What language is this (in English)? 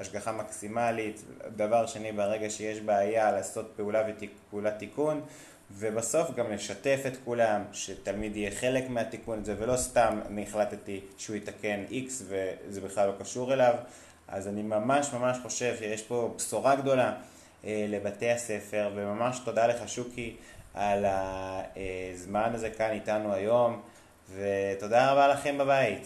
Hebrew